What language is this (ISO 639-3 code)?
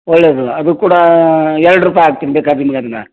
kan